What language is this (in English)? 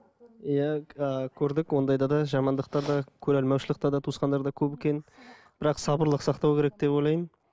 Kazakh